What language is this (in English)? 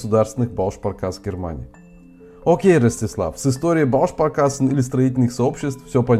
Russian